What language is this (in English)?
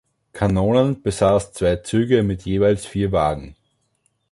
German